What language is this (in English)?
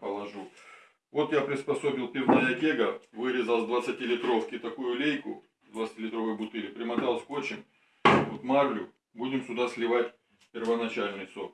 Russian